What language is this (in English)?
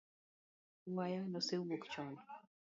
Luo (Kenya and Tanzania)